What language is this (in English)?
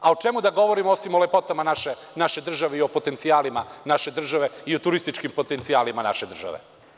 Serbian